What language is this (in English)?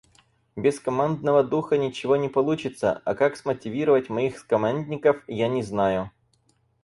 Russian